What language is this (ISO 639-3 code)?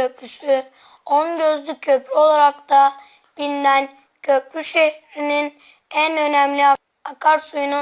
tur